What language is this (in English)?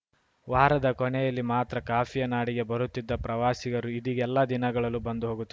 Kannada